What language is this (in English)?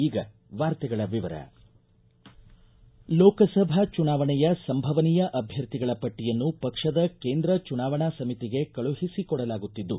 Kannada